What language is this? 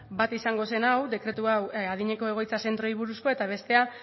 Basque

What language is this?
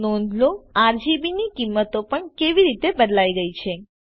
Gujarati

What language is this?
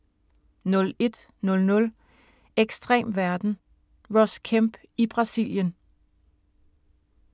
Danish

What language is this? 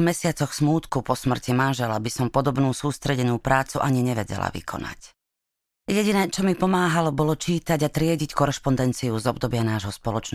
Slovak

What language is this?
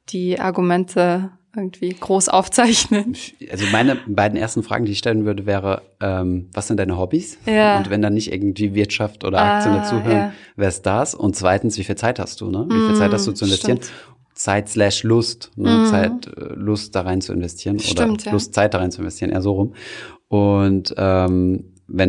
German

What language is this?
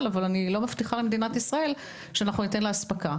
Hebrew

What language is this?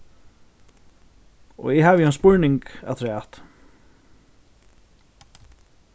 Faroese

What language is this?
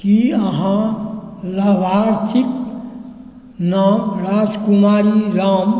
Maithili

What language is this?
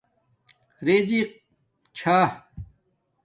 Domaaki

